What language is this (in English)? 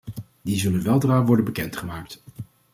Dutch